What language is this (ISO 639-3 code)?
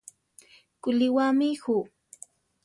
tar